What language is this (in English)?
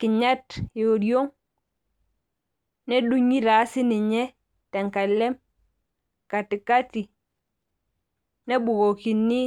Masai